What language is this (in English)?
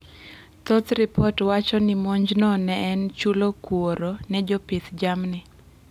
Luo (Kenya and Tanzania)